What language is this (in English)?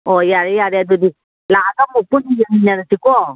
Manipuri